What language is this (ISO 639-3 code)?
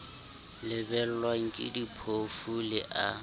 sot